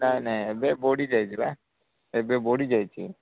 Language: Odia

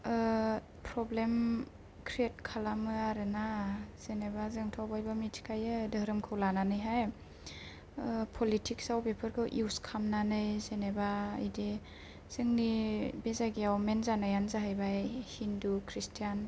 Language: Bodo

